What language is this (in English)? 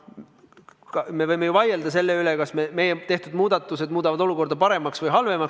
Estonian